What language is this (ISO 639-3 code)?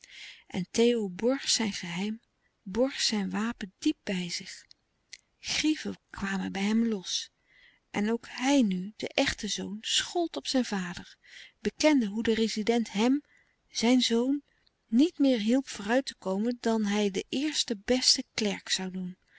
nld